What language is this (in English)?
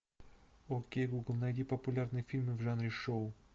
Russian